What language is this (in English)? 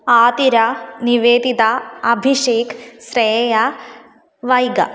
Sanskrit